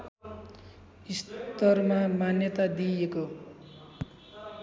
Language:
Nepali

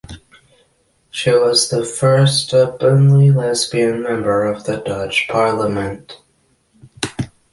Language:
English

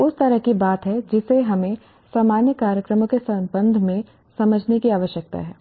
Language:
Hindi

